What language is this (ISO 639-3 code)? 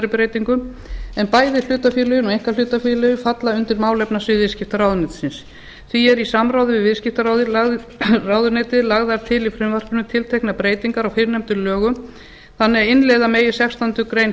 isl